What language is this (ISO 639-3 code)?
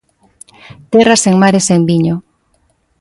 glg